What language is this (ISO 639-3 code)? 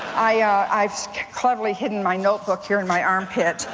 eng